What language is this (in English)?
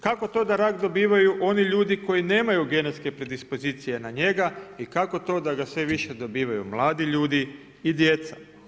Croatian